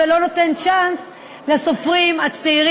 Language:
Hebrew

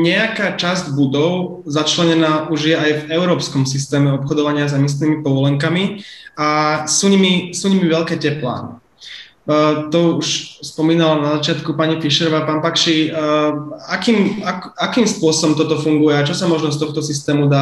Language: Slovak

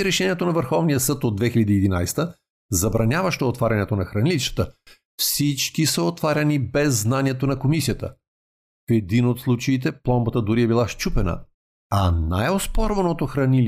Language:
Bulgarian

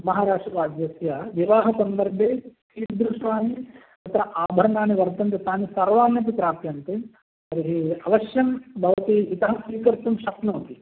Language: Sanskrit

